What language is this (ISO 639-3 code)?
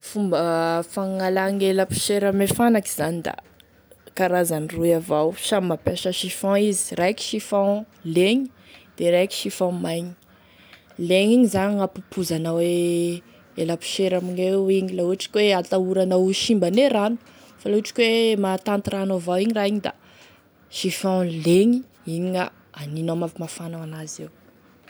tkg